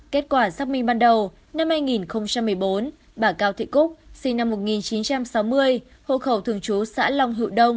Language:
Vietnamese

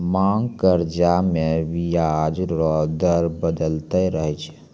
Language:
Maithili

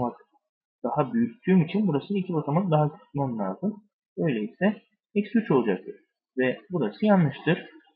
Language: Turkish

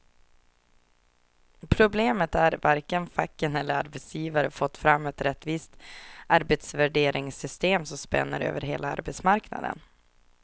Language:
Swedish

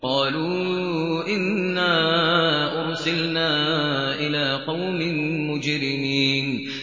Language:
Arabic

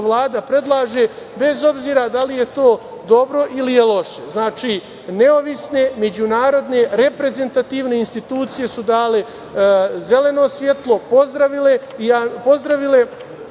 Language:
Serbian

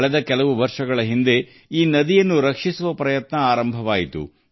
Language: Kannada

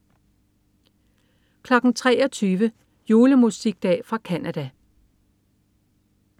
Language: Danish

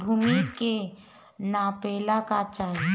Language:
Bhojpuri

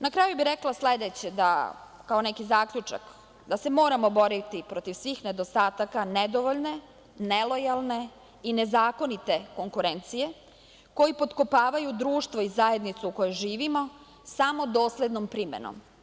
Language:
Serbian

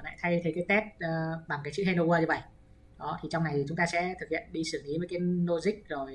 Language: Vietnamese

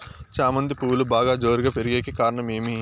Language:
Telugu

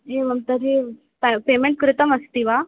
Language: Sanskrit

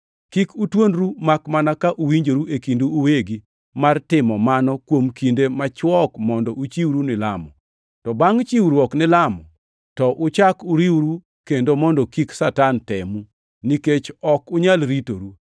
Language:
Luo (Kenya and Tanzania)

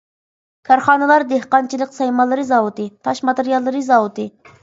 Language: Uyghur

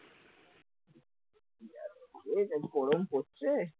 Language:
Bangla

